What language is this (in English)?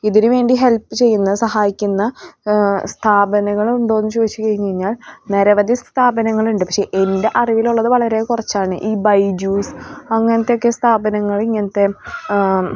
Malayalam